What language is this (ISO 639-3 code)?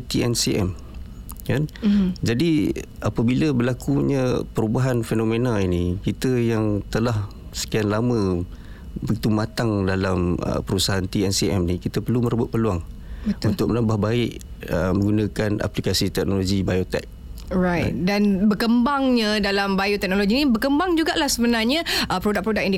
msa